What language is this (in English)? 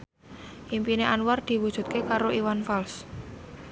Javanese